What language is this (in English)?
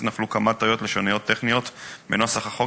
Hebrew